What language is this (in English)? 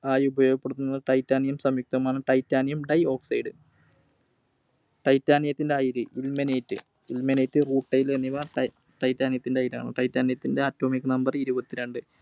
Malayalam